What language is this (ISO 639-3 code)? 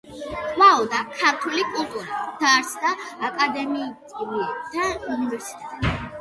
kat